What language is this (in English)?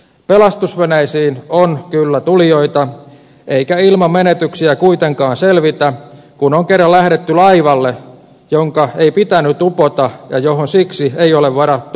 Finnish